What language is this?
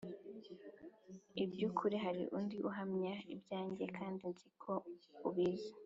Kinyarwanda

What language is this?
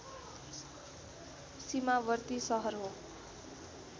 Nepali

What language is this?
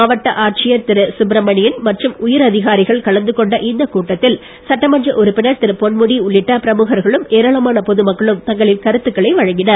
Tamil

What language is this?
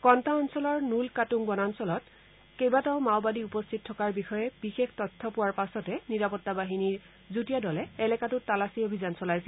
Assamese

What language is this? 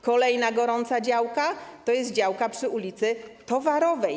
Polish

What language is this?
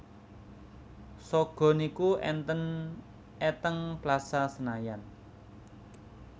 Javanese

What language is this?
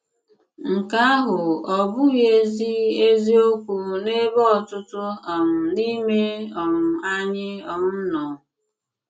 Igbo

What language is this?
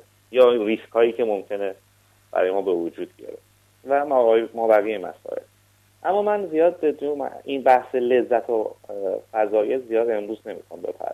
Persian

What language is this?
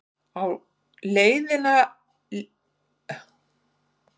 Icelandic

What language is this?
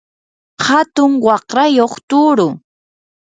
Yanahuanca Pasco Quechua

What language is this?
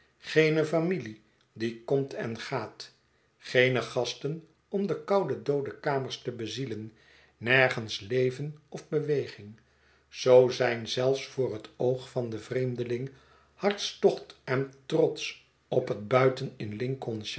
Dutch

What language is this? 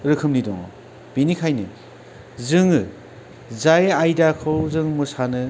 Bodo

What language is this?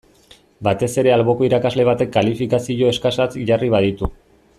Basque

